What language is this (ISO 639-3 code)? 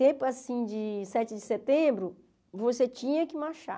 por